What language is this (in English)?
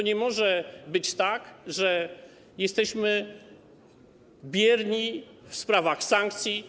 Polish